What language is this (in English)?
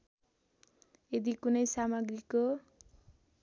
Nepali